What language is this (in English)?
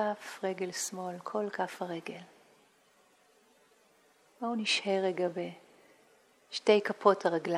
Hebrew